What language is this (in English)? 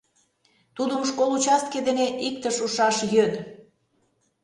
Mari